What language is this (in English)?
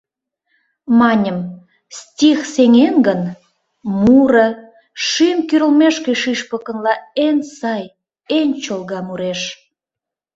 Mari